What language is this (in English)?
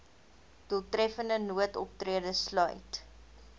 Afrikaans